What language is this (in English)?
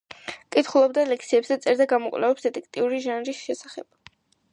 Georgian